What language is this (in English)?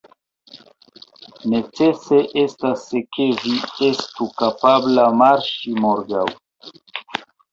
Esperanto